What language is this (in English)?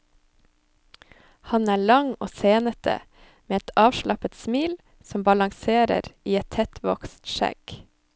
Norwegian